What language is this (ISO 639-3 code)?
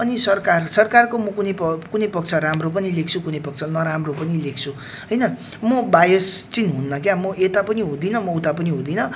nep